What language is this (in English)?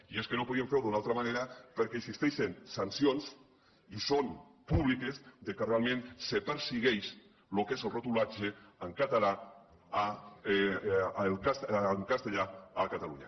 Catalan